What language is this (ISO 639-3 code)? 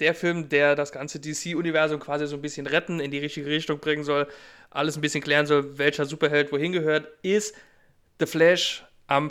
deu